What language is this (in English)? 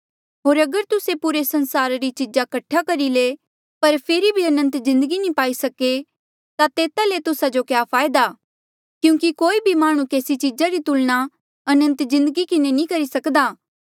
Mandeali